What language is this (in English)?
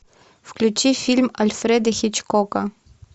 Russian